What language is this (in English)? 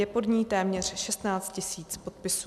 Czech